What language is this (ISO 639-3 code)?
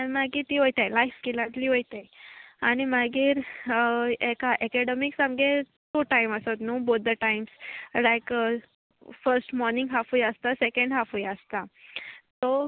kok